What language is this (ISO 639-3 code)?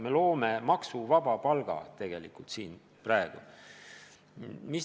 est